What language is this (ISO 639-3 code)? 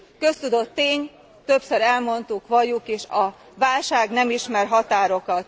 hun